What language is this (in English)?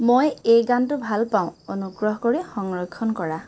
Assamese